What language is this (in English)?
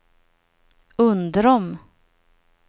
Swedish